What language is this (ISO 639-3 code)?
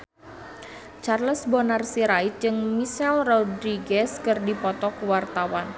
sun